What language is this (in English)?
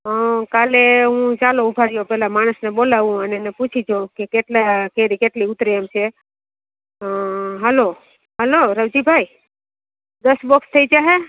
Gujarati